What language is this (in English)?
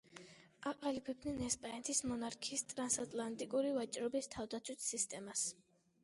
Georgian